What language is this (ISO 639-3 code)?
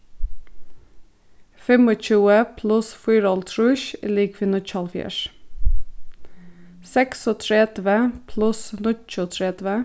fao